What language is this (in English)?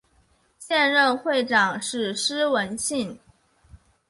Chinese